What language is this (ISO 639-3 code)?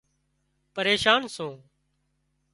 kxp